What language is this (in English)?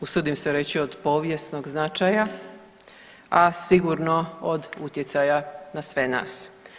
Croatian